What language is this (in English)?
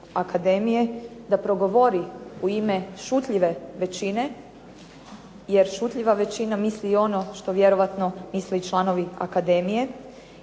Croatian